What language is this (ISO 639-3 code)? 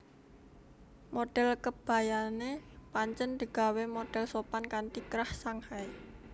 jav